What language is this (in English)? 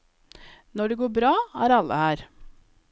Norwegian